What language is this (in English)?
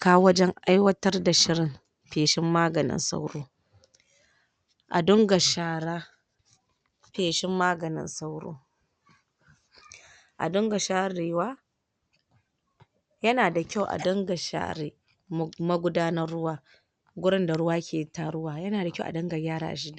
Hausa